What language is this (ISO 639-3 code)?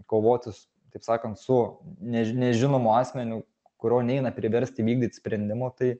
lit